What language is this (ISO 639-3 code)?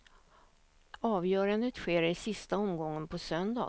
swe